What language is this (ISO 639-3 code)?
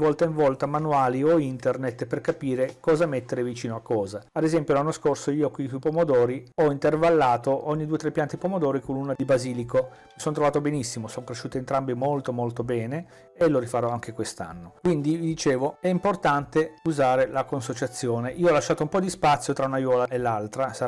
ita